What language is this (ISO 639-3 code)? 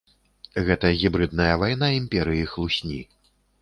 bel